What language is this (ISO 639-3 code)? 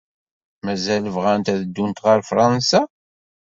kab